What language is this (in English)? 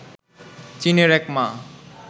Bangla